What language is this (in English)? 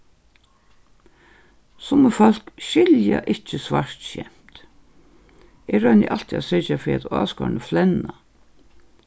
Faroese